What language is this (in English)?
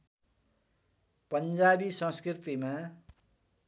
Nepali